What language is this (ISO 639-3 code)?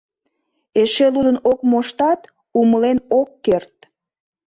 chm